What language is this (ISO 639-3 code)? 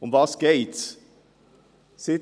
gsw